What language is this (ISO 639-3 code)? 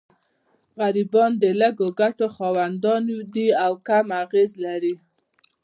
pus